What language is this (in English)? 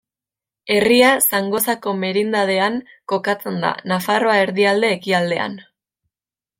Basque